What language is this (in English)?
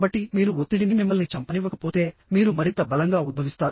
Telugu